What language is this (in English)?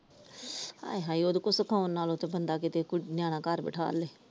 Punjabi